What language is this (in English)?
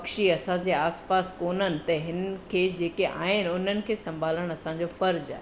Sindhi